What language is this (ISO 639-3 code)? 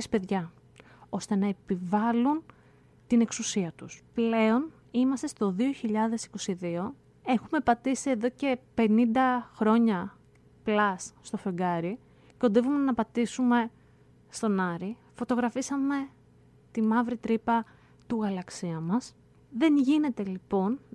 ell